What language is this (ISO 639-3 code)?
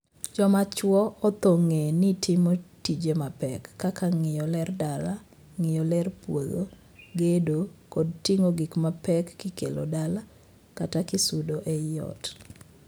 luo